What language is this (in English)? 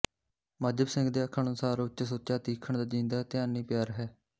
Punjabi